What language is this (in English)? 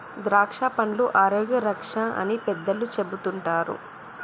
Telugu